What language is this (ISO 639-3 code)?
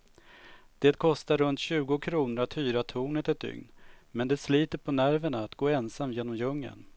swe